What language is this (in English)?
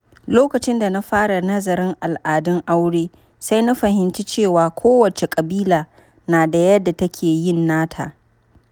Hausa